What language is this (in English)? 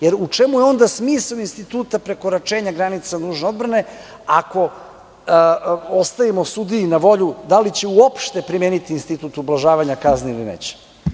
Serbian